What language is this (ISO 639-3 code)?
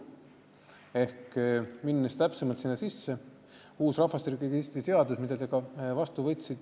est